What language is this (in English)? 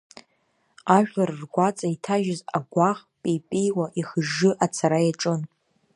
Abkhazian